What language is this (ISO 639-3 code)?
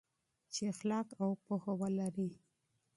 pus